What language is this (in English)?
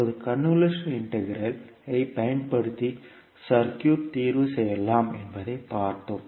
Tamil